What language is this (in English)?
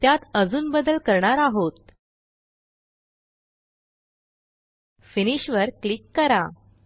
Marathi